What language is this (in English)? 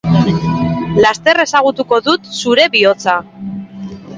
Basque